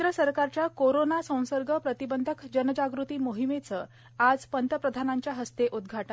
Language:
Marathi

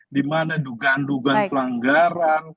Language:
Indonesian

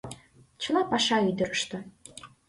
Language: Mari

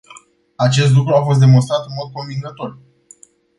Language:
Romanian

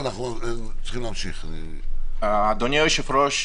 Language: Hebrew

